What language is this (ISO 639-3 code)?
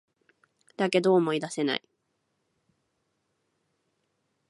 jpn